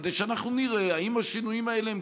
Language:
Hebrew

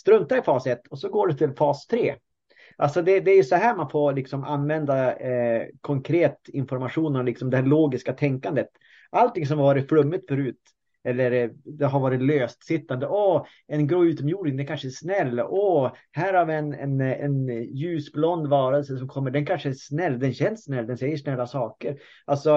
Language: Swedish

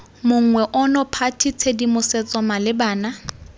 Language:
Tswana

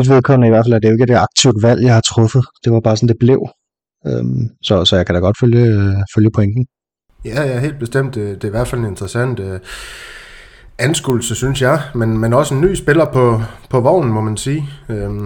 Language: Danish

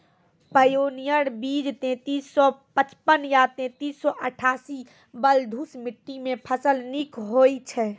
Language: Maithili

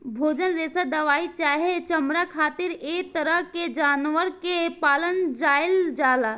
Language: Bhojpuri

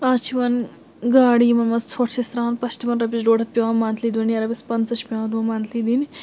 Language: Kashmiri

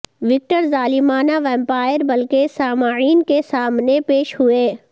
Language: Urdu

